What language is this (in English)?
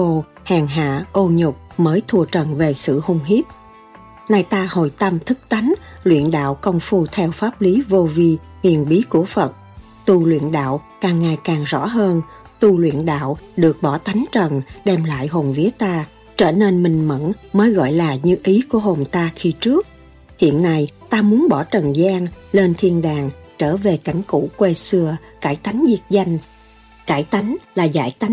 Vietnamese